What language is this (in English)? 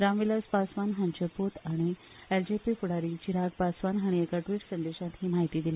Konkani